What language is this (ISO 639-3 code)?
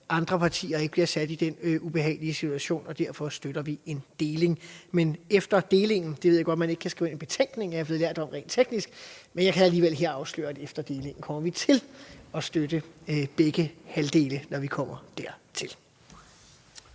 dan